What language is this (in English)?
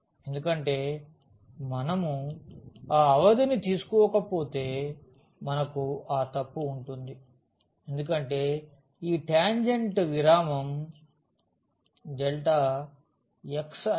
Telugu